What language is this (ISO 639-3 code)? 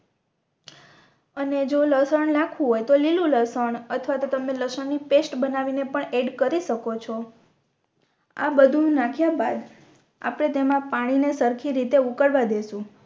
guj